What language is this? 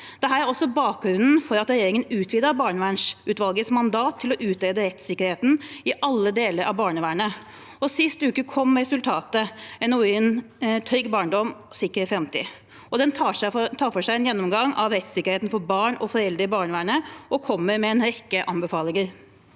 Norwegian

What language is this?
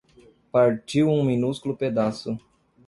Portuguese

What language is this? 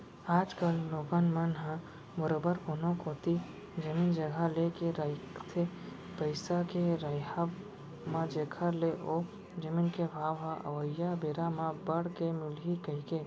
Chhattisgarhi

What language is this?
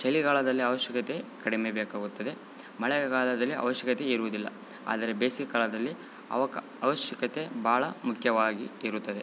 Kannada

